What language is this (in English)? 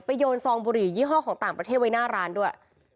Thai